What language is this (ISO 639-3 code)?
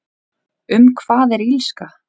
isl